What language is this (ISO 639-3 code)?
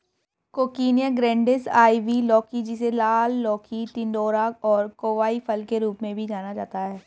hin